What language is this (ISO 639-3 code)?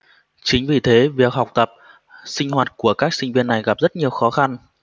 vie